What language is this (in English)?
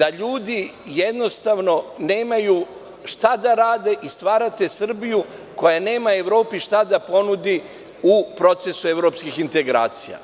Serbian